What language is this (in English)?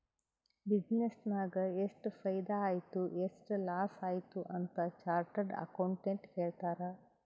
Kannada